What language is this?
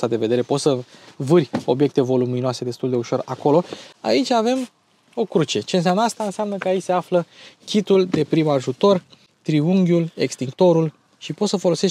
Romanian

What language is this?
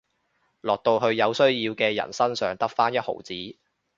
Cantonese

